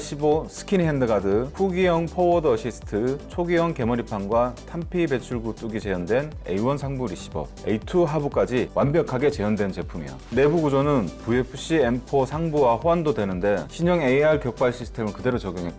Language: Korean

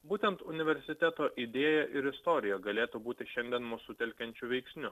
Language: Lithuanian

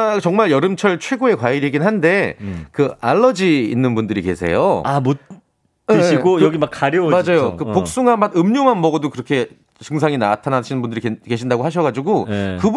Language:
Korean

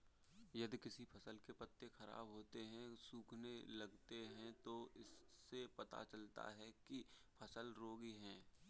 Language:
Hindi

